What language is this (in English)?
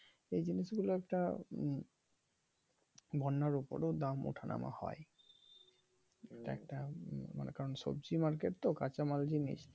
Bangla